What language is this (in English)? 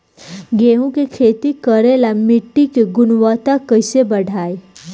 Bhojpuri